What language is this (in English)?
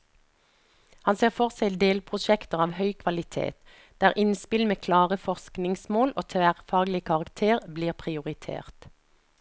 Norwegian